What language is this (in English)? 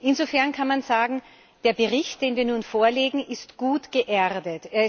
German